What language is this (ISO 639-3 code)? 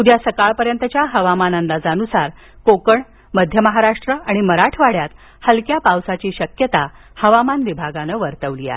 mar